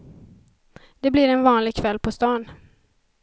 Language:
Swedish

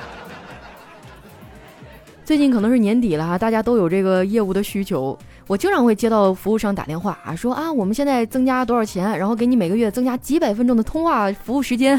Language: Chinese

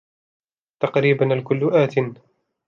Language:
Arabic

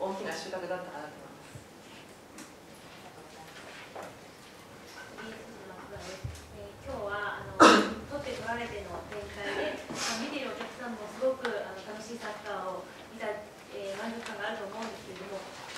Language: Japanese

